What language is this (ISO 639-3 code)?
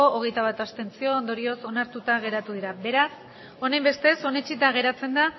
eus